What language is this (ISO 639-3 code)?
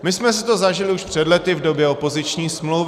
ces